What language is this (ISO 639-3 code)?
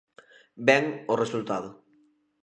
glg